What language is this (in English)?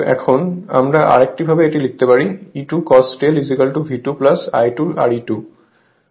Bangla